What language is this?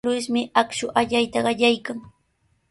Sihuas Ancash Quechua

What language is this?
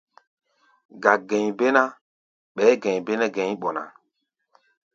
Gbaya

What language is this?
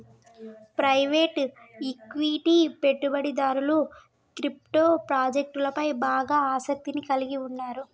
Telugu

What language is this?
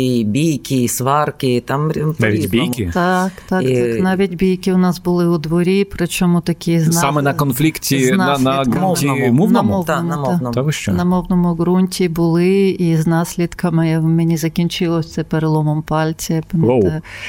Ukrainian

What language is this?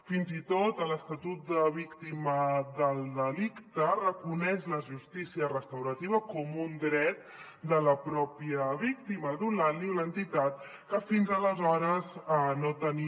Catalan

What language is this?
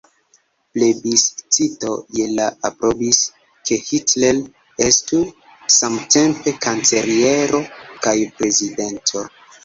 Esperanto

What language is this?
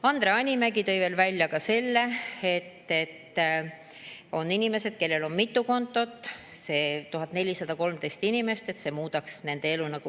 Estonian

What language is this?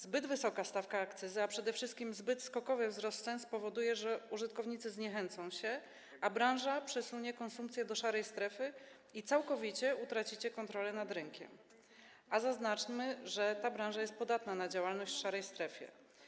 Polish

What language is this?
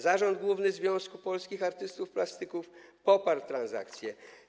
Polish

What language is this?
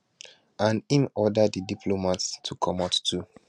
Nigerian Pidgin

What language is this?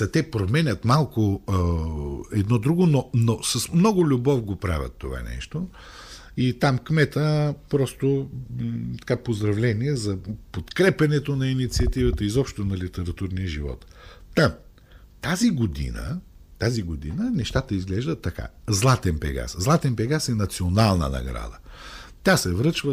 Bulgarian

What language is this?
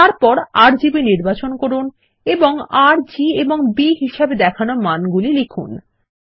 Bangla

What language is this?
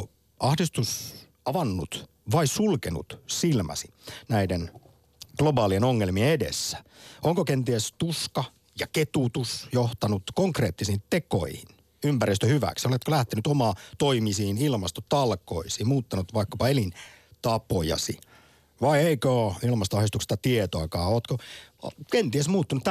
Finnish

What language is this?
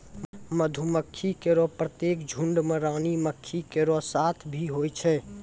Maithili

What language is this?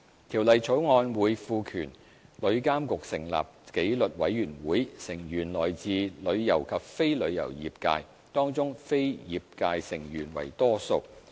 Cantonese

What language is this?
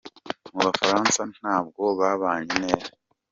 Kinyarwanda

